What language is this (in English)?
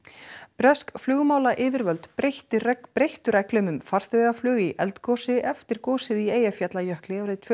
Icelandic